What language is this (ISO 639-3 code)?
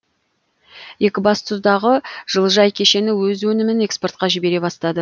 kaz